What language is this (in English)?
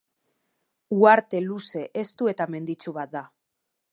Basque